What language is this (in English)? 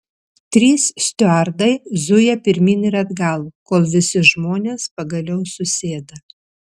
Lithuanian